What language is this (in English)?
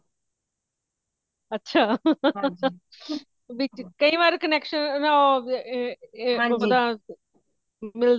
Punjabi